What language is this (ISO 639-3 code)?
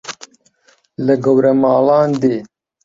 ckb